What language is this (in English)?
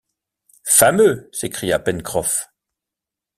French